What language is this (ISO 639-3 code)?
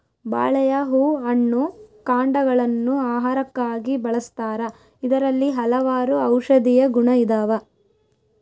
kan